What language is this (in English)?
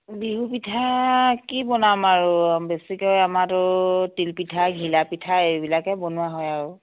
Assamese